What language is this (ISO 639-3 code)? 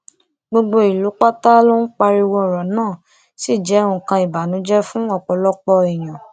yor